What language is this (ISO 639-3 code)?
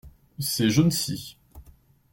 fra